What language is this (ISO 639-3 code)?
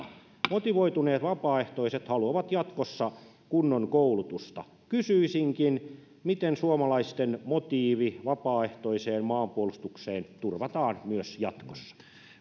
fin